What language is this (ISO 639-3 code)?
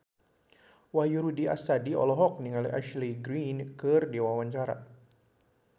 sun